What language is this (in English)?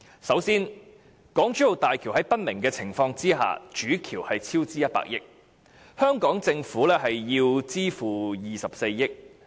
Cantonese